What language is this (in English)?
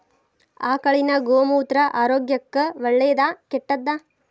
Kannada